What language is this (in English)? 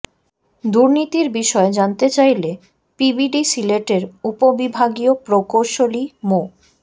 Bangla